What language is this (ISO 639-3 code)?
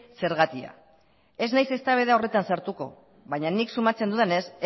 eus